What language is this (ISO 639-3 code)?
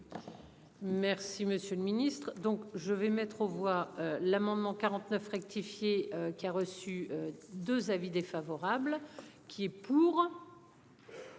fra